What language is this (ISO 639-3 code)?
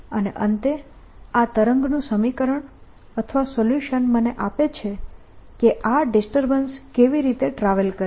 guj